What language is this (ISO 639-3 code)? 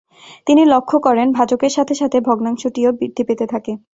ben